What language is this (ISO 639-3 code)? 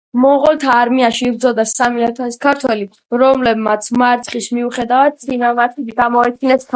kat